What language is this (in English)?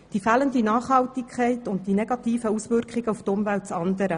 Swiss German